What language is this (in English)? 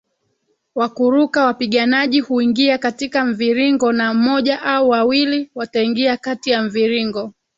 Swahili